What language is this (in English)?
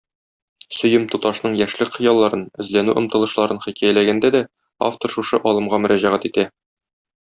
Tatar